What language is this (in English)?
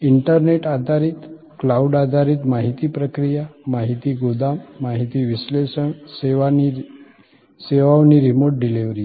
Gujarati